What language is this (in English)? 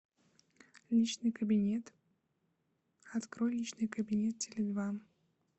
Russian